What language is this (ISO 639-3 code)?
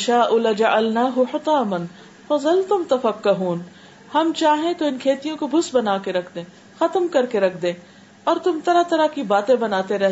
urd